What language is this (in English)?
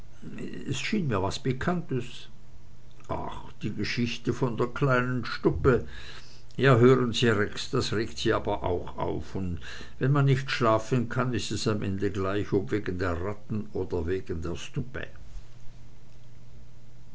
German